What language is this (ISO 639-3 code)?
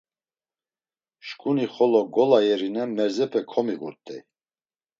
lzz